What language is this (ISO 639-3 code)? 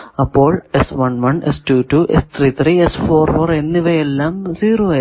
mal